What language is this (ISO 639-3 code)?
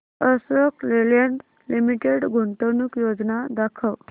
mar